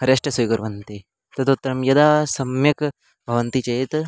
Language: Sanskrit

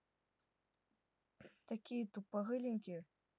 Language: Russian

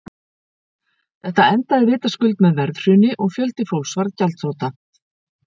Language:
Icelandic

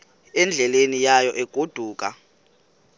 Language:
Xhosa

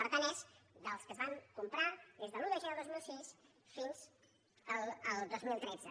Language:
Catalan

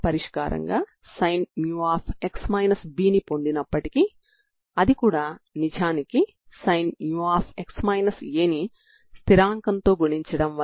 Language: Telugu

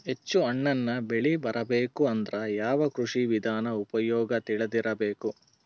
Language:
Kannada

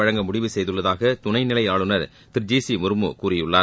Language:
Tamil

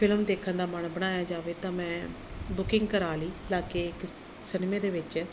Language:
Punjabi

